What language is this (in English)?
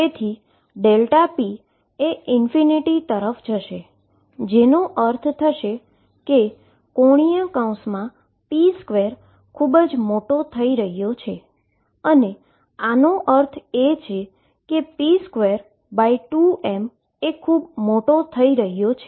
Gujarati